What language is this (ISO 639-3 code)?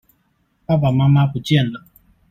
zho